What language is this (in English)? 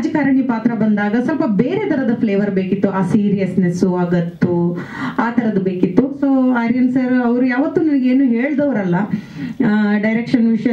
Arabic